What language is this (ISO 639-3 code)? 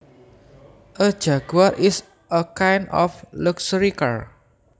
jav